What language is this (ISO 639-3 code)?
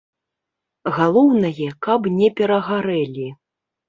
bel